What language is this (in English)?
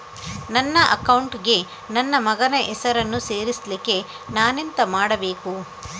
Kannada